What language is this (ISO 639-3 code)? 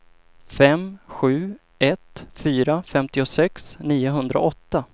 swe